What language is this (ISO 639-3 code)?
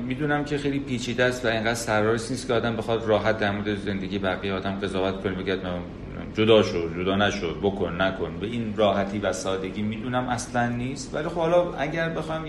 fas